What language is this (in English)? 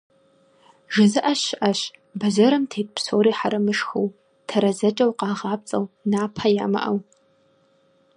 Kabardian